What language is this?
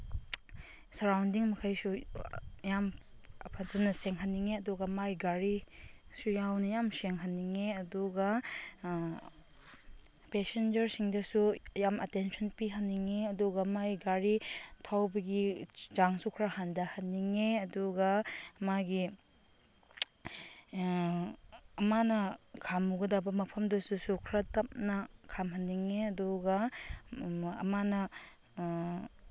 Manipuri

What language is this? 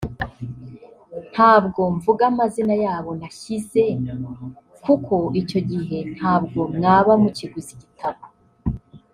Kinyarwanda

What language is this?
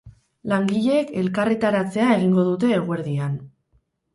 Basque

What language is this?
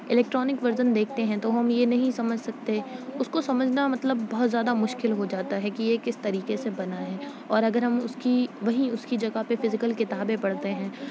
Urdu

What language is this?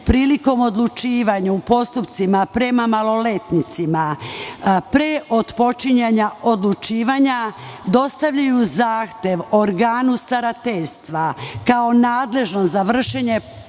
Serbian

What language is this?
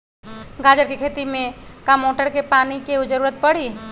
Magahi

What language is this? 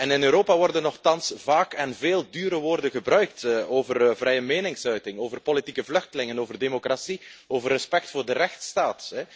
Dutch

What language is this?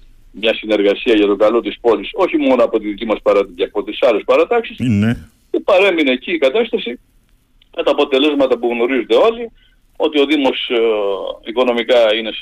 Greek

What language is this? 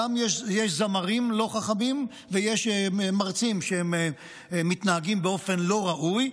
Hebrew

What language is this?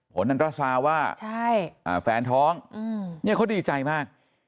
Thai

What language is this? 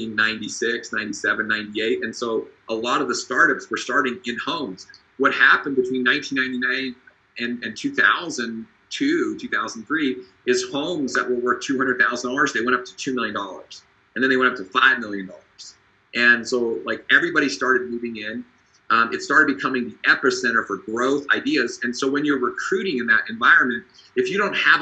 English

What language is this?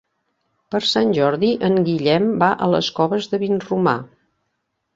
Catalan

